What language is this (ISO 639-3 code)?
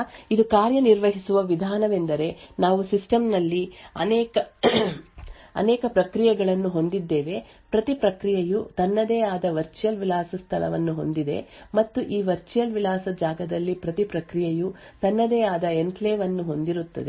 kan